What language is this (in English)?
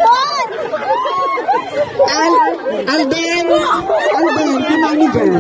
Arabic